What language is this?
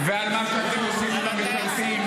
Hebrew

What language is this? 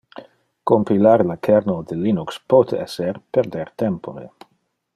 Interlingua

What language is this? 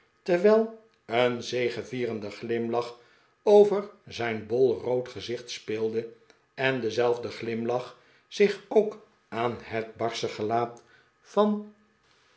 Dutch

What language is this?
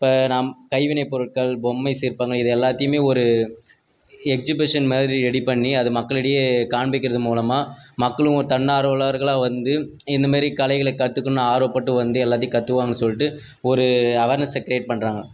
Tamil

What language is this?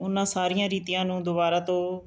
Punjabi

